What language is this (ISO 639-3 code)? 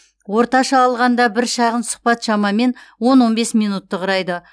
kaz